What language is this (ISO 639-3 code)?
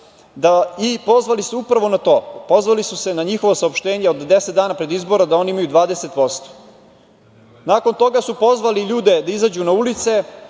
srp